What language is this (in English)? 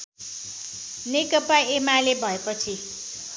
Nepali